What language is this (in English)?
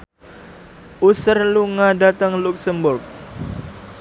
Javanese